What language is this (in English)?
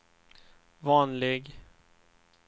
Swedish